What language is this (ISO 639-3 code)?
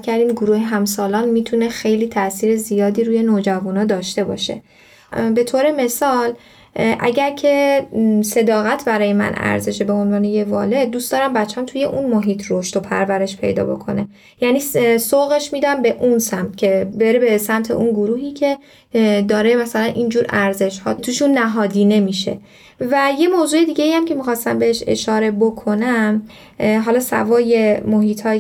fas